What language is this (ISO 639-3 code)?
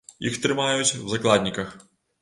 bel